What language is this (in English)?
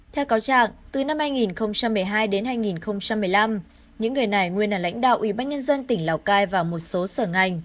Vietnamese